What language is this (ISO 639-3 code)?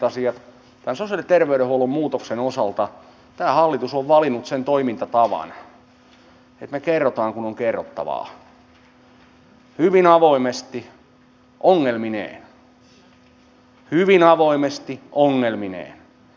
fin